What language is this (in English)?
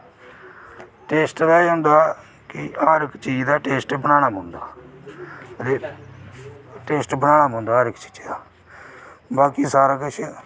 Dogri